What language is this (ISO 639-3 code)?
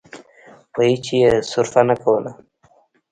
pus